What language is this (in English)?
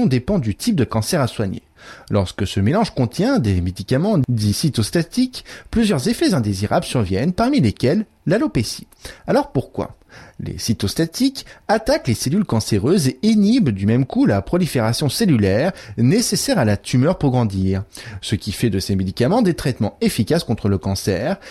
French